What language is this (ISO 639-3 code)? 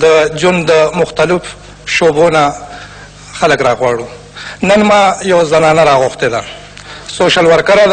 ron